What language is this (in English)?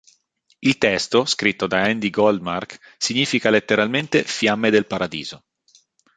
Italian